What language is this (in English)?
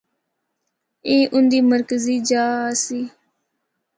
Northern Hindko